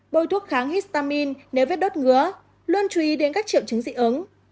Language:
Vietnamese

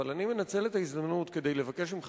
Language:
Hebrew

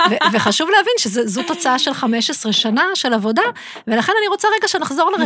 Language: Hebrew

